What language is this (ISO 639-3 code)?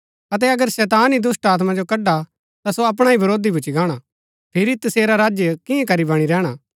gbk